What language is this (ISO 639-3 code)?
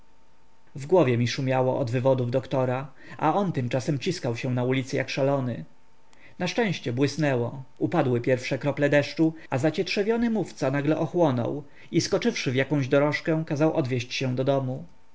pol